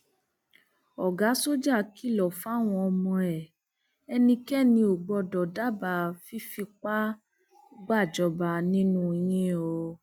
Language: Yoruba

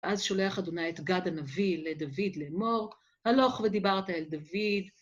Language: Hebrew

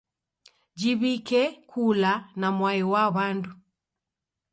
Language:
Taita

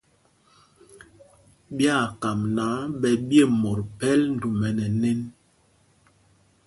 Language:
Mpumpong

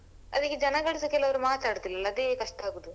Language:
Kannada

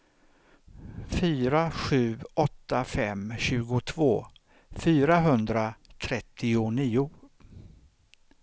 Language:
Swedish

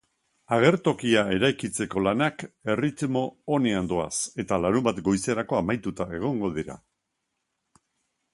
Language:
Basque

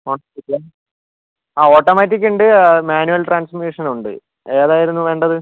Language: Malayalam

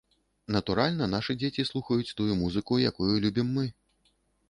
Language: Belarusian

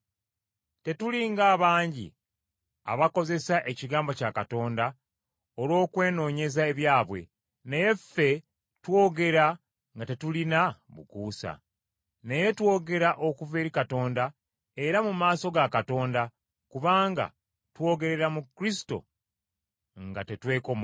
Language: Ganda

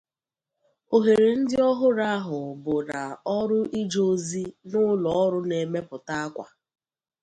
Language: Igbo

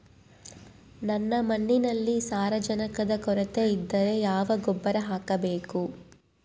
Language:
Kannada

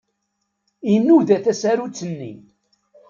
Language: Kabyle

